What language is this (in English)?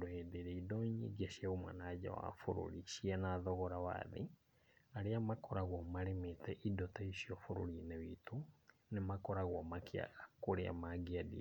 Kikuyu